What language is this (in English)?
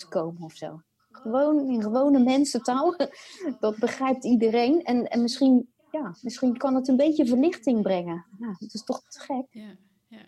Dutch